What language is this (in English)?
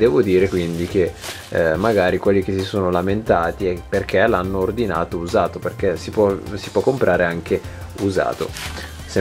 Italian